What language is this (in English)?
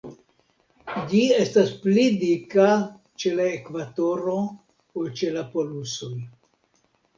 Esperanto